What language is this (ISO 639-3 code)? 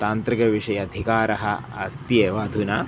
san